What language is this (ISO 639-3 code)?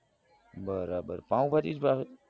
guj